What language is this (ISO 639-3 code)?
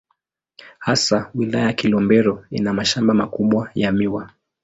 swa